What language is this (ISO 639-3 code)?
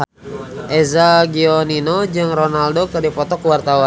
sun